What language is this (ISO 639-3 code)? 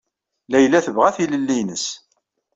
kab